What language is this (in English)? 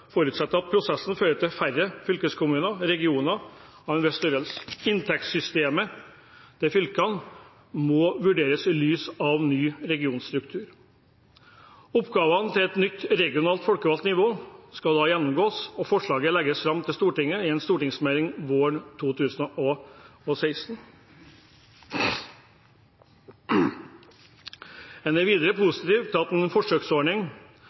Norwegian Bokmål